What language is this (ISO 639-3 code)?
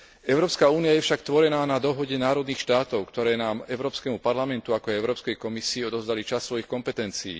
slk